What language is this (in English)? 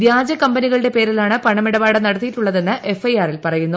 Malayalam